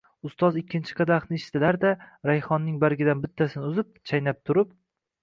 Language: Uzbek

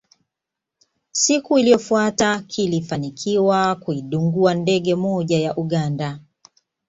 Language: Swahili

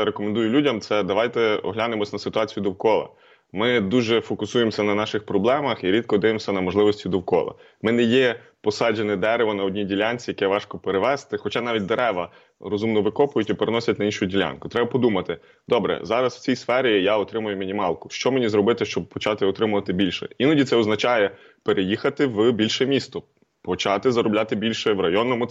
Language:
Ukrainian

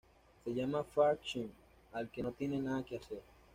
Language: Spanish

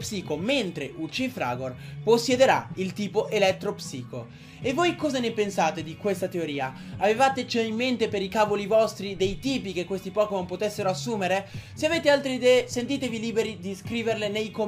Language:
Italian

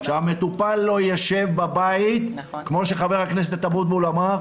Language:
Hebrew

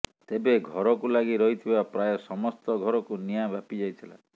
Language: Odia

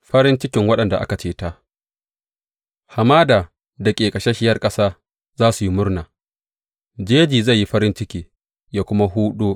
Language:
Hausa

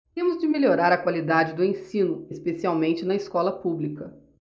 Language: Portuguese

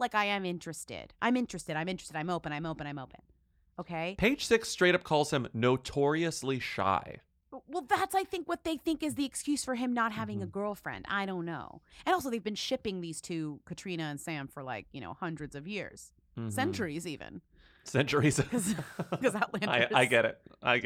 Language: English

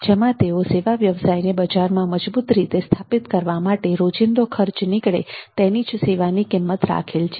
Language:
Gujarati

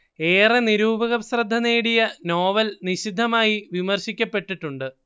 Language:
Malayalam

